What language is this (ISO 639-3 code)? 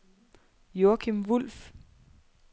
dan